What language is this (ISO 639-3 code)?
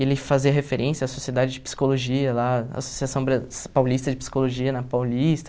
por